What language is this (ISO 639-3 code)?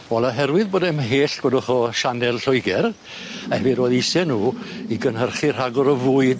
cym